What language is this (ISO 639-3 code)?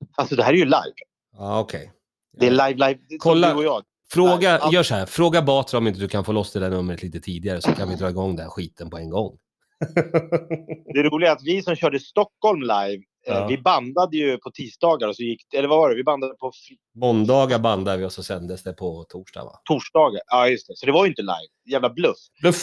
swe